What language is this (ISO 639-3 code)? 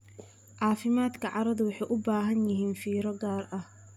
som